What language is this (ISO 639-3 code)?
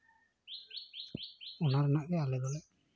sat